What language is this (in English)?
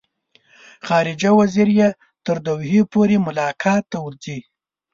Pashto